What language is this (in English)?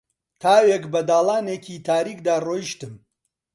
Central Kurdish